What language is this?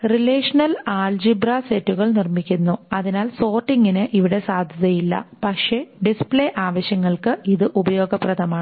Malayalam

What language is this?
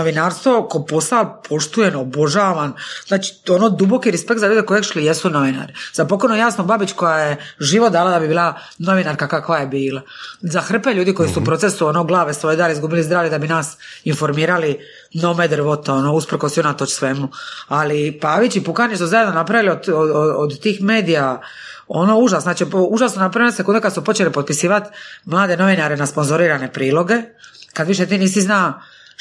Croatian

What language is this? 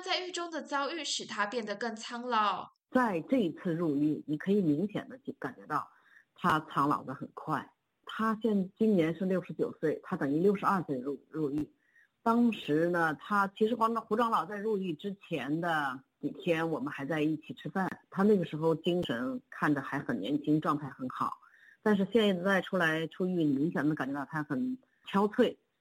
Chinese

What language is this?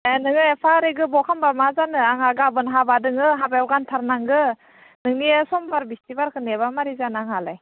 Bodo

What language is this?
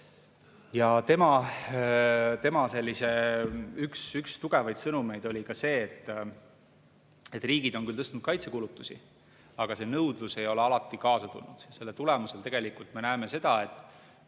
Estonian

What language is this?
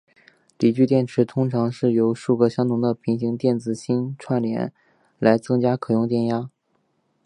Chinese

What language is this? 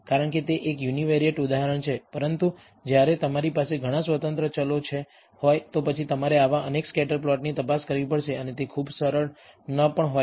Gujarati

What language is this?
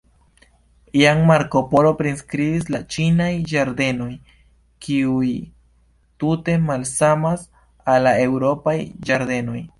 Esperanto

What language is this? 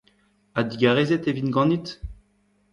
Breton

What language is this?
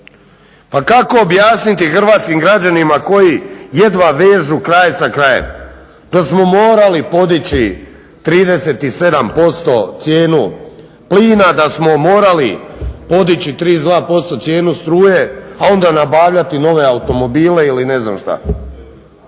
Croatian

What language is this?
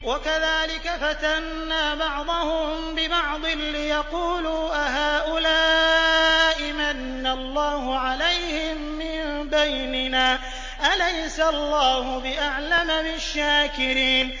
Arabic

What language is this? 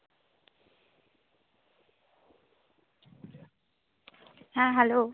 Santali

